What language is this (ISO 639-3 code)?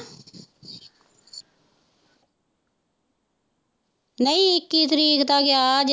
pan